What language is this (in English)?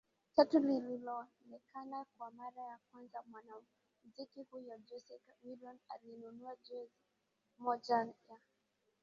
Swahili